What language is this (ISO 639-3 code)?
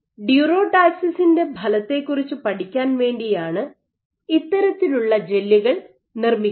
mal